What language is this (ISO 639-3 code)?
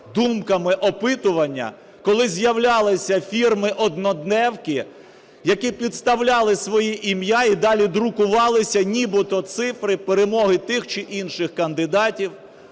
ukr